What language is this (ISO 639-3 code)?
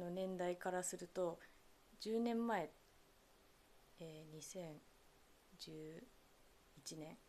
jpn